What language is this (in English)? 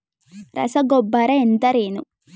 Kannada